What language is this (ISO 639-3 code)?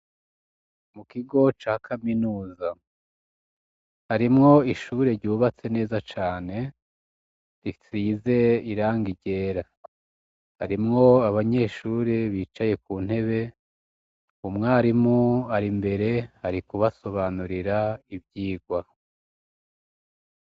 run